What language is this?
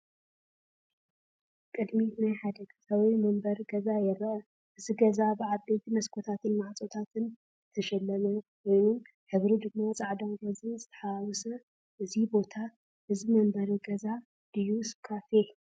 Tigrinya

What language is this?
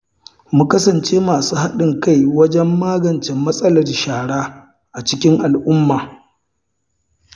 Hausa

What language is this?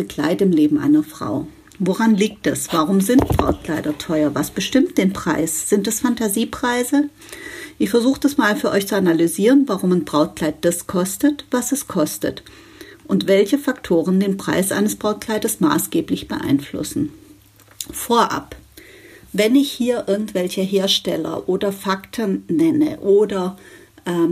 German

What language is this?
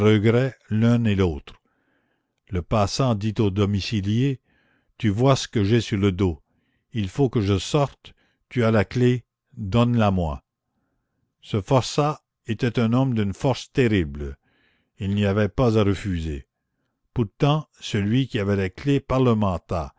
French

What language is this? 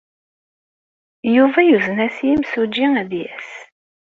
Kabyle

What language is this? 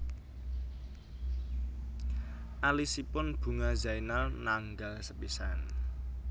Javanese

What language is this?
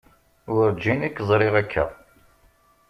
Kabyle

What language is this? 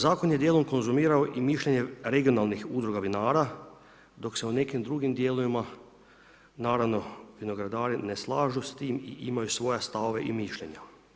Croatian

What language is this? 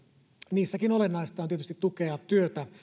Finnish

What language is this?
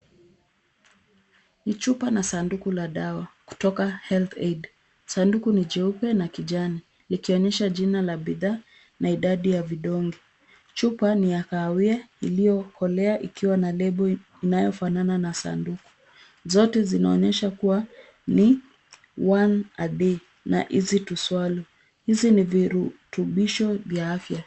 Swahili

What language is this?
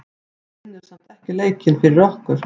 Icelandic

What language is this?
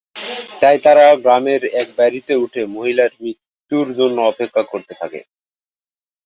Bangla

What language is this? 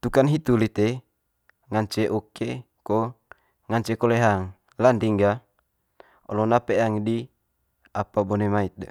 Manggarai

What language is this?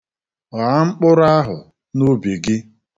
Igbo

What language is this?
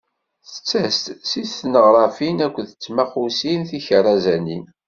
Kabyle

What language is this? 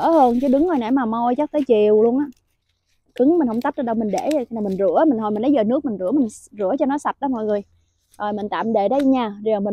Vietnamese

